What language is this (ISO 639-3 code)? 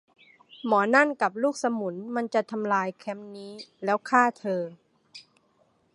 tha